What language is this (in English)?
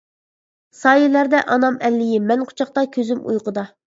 Uyghur